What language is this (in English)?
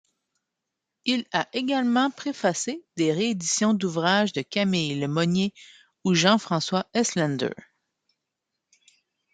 French